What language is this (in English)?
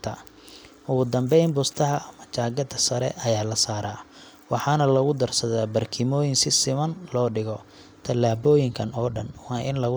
Somali